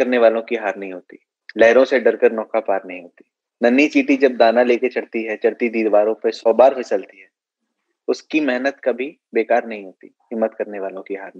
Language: Hindi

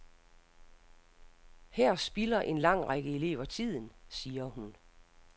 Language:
Danish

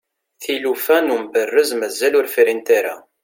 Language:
Kabyle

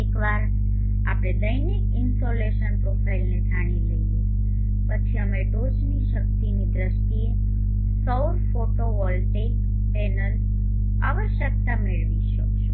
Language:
Gujarati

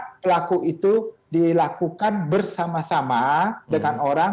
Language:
Indonesian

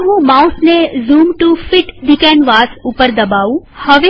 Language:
Gujarati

